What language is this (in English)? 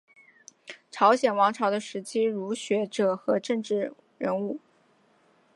Chinese